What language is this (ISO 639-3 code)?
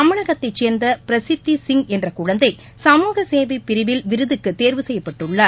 tam